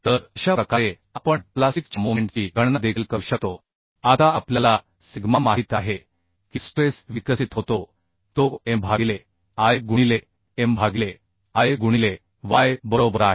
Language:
Marathi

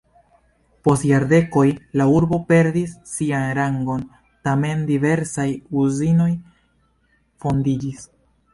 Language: Esperanto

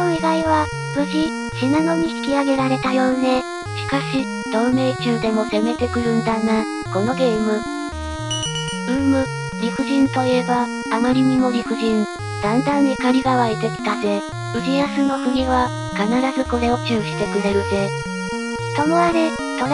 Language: Japanese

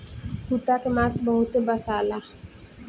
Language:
Bhojpuri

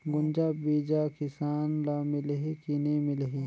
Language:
Chhattisgarhi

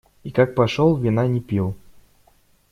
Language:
Russian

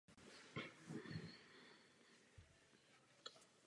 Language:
Czech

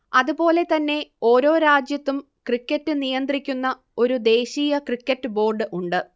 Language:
Malayalam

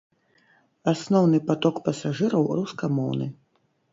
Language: Belarusian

